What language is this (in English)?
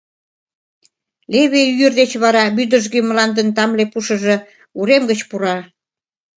Mari